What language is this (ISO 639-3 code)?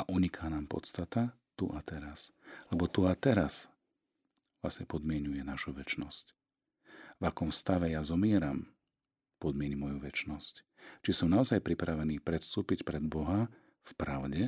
slk